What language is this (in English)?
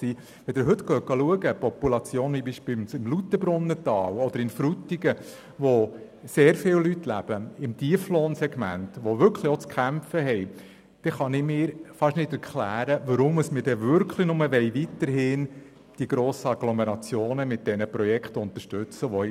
Swiss German